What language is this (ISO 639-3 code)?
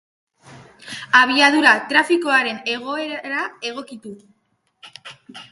eus